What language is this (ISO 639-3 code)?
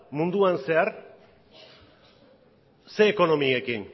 eus